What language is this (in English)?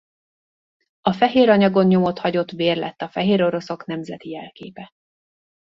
Hungarian